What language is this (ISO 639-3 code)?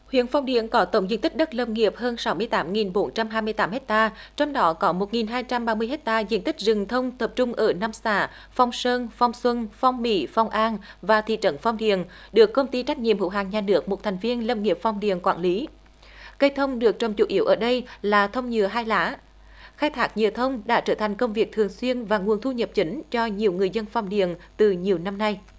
vie